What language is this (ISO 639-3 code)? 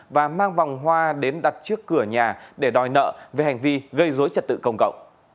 vie